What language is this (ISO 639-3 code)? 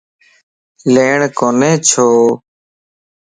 lss